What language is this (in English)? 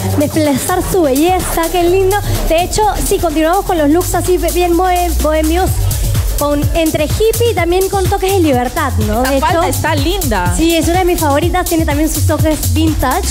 Spanish